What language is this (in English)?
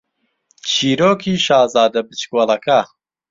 Central Kurdish